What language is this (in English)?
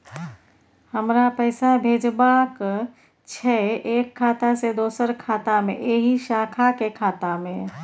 Maithili